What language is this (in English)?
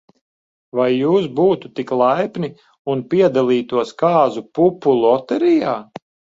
Latvian